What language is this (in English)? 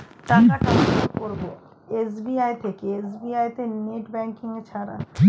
Bangla